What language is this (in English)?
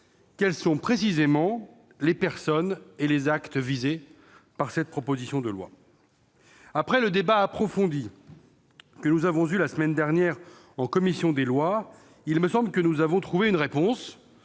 French